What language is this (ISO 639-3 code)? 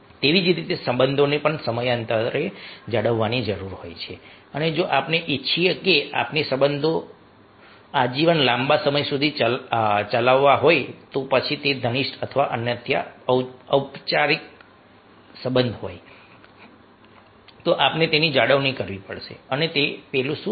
guj